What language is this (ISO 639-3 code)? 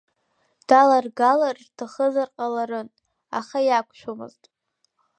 abk